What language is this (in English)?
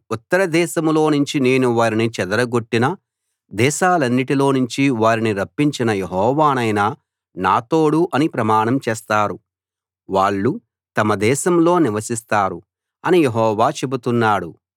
Telugu